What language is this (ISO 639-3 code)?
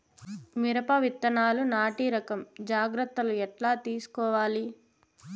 tel